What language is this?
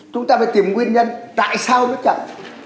Vietnamese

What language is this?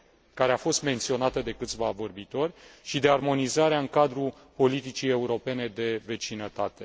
Romanian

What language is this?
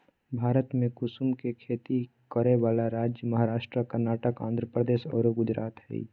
Magahi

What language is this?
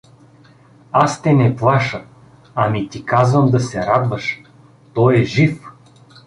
Bulgarian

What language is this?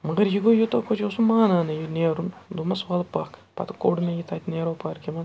Kashmiri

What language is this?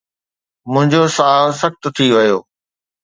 Sindhi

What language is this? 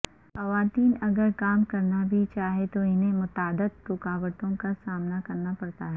Urdu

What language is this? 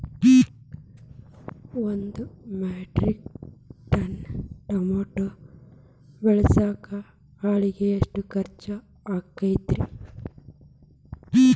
Kannada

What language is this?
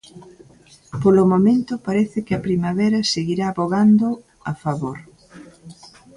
Galician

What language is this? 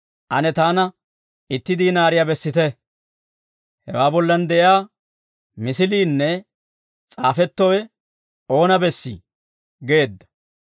Dawro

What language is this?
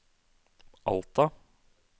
Norwegian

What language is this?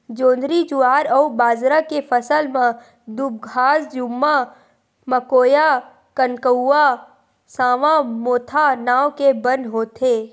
Chhattisgarhi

